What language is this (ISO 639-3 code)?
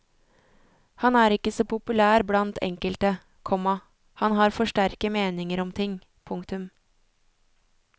nor